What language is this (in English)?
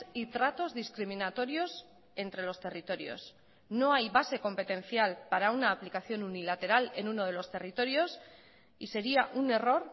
Spanish